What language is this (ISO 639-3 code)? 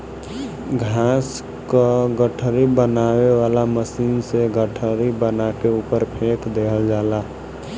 bho